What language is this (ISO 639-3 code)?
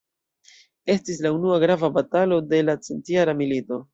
epo